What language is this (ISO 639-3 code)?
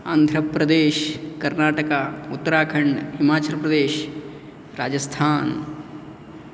san